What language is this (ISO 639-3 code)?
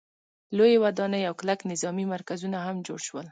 pus